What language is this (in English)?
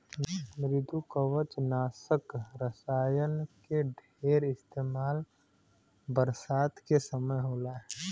Bhojpuri